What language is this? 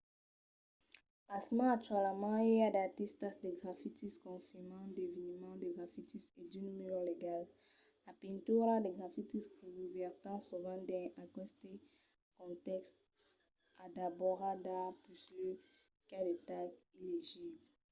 Occitan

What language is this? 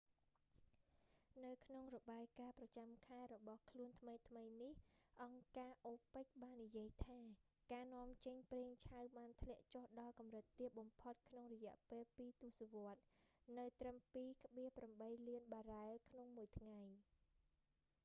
Khmer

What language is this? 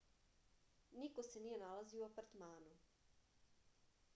Serbian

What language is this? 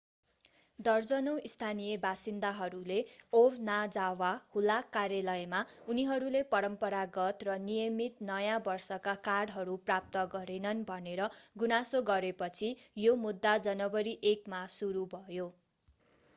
Nepali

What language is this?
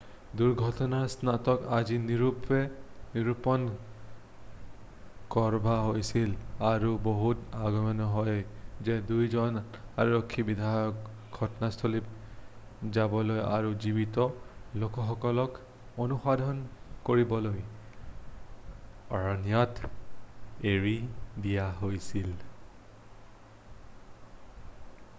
Assamese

